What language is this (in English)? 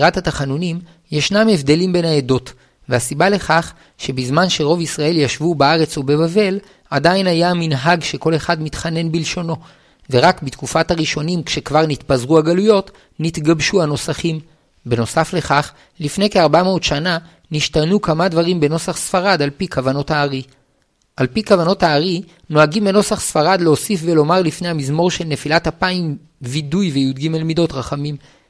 Hebrew